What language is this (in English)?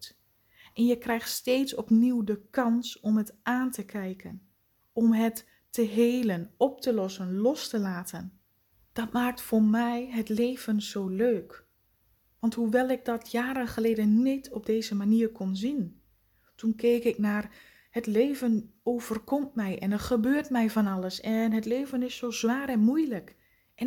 Dutch